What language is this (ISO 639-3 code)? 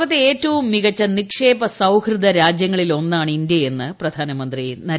mal